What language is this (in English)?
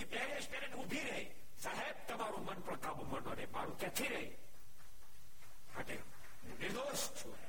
Gujarati